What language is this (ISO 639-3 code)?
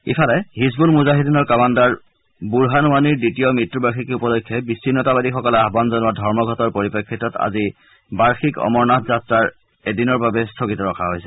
asm